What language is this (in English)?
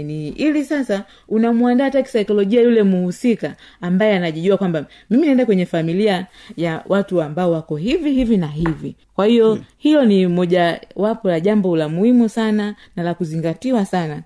Swahili